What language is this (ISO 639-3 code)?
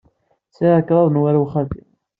kab